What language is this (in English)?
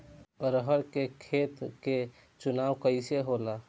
Bhojpuri